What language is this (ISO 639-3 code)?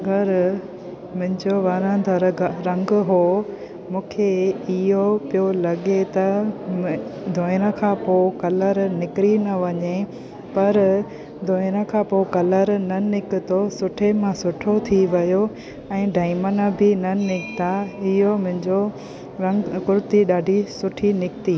snd